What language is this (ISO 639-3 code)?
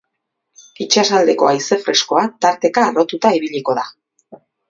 eus